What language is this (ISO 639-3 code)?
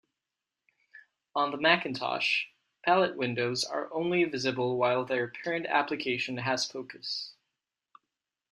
eng